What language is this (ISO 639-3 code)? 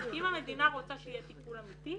heb